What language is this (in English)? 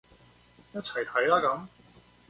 Cantonese